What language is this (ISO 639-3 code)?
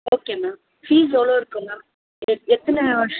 tam